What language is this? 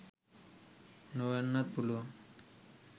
Sinhala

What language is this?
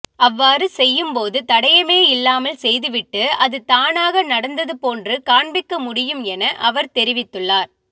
Tamil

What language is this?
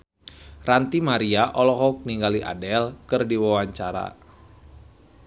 Sundanese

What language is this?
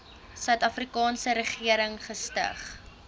Afrikaans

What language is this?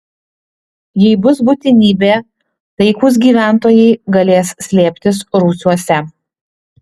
Lithuanian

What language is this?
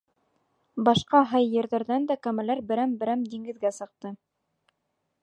Bashkir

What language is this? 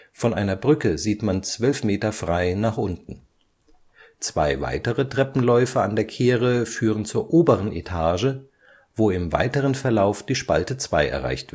German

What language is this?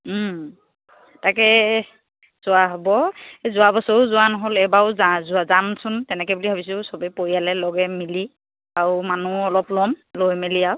Assamese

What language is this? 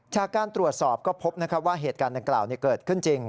Thai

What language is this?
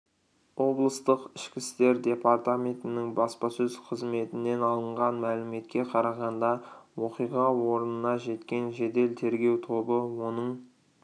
Kazakh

